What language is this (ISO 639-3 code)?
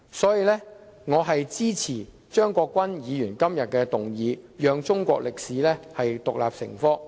yue